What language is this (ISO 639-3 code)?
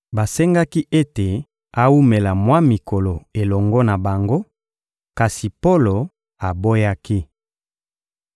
lin